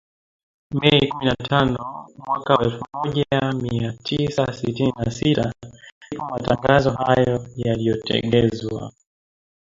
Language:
Swahili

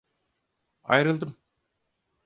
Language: Turkish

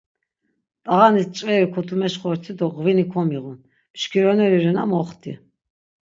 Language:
Laz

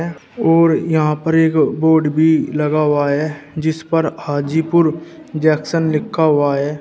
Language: Hindi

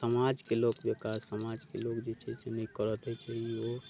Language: Maithili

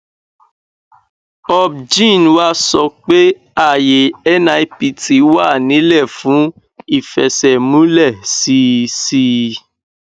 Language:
Yoruba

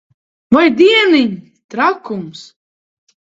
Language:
Latvian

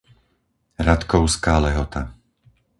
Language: Slovak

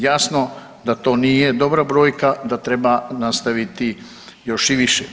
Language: Croatian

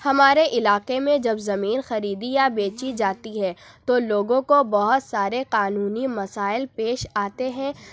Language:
Urdu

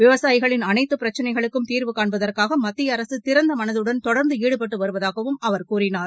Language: Tamil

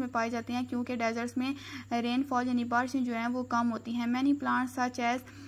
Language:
Hindi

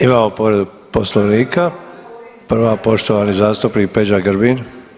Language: Croatian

